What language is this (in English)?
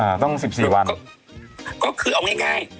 Thai